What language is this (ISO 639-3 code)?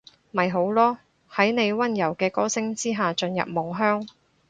yue